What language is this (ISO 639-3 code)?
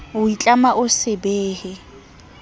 sot